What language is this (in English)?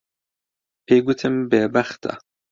Central Kurdish